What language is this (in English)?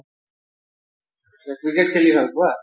Assamese